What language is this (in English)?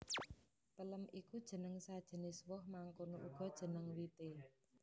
Javanese